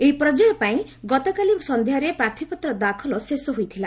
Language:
Odia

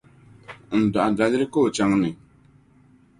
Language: Dagbani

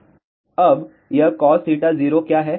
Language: Hindi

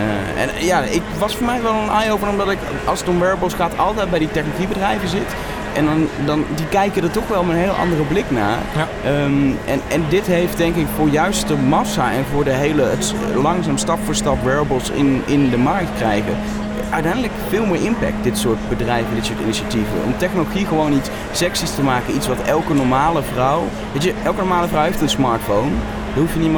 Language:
Dutch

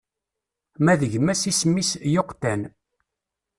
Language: Kabyle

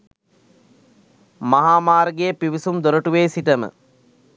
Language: Sinhala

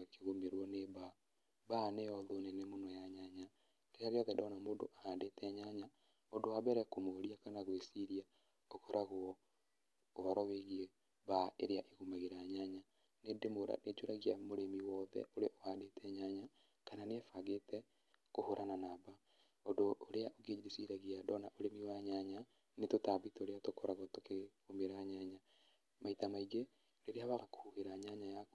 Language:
Kikuyu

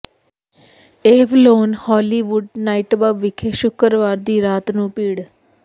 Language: Punjabi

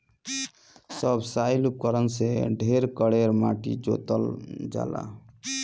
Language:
Bhojpuri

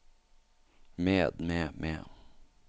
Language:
Norwegian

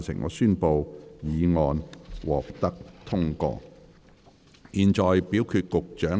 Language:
Cantonese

